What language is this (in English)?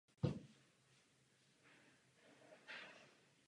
Czech